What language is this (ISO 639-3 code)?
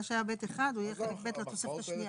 heb